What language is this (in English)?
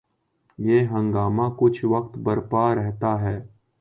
Urdu